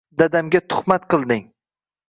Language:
Uzbek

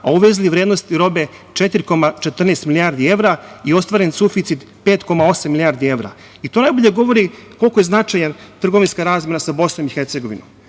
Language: Serbian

